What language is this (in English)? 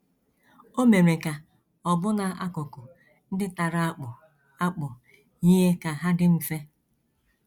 Igbo